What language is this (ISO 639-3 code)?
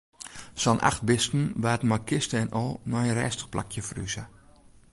fry